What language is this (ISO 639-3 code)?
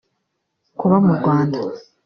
kin